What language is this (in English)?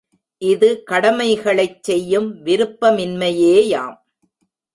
Tamil